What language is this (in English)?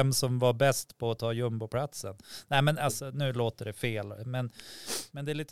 Swedish